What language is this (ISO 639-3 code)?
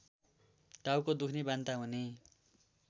nep